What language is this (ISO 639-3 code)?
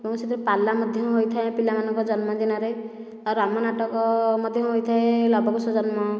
ori